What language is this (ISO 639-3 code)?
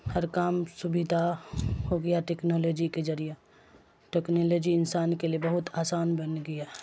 urd